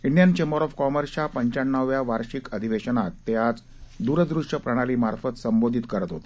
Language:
Marathi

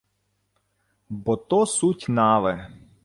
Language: Ukrainian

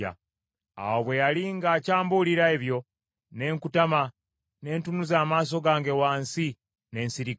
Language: Ganda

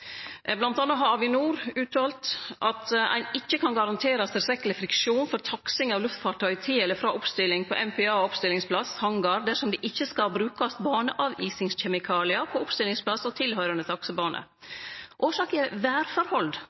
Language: Norwegian Nynorsk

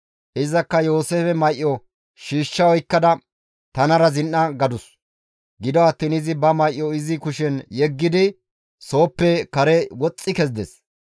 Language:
Gamo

